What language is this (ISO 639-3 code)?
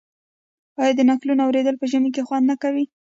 pus